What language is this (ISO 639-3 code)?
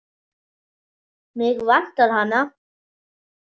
isl